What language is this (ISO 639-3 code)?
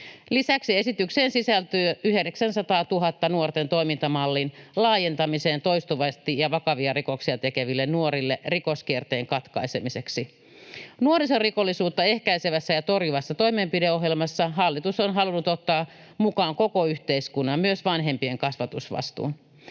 fin